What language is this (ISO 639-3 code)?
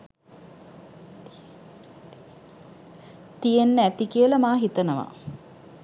sin